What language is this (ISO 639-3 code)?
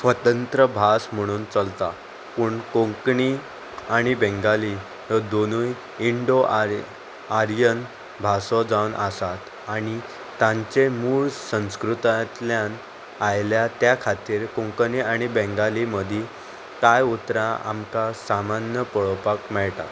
kok